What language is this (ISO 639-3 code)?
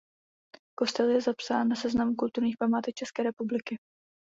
ces